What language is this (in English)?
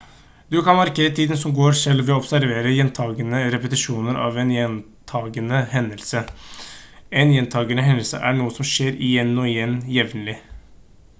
Norwegian Bokmål